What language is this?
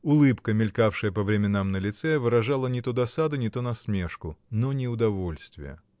Russian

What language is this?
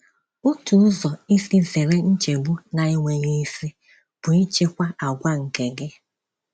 Igbo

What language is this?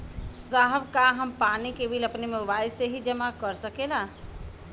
Bhojpuri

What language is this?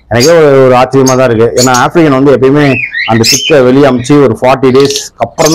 Indonesian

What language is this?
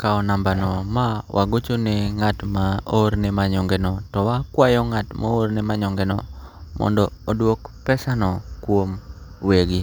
Luo (Kenya and Tanzania)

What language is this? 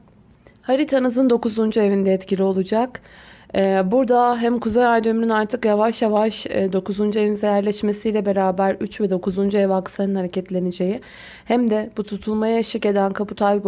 Turkish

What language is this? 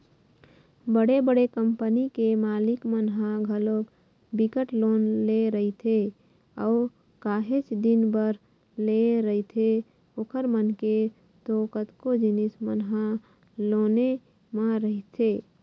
Chhattisgarhi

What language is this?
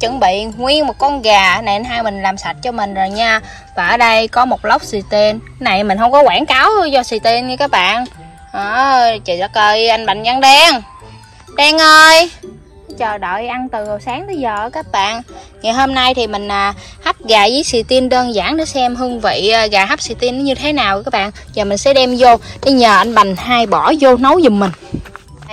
Vietnamese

